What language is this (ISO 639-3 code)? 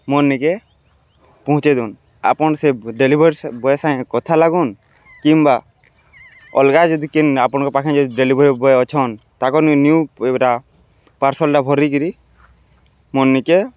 ori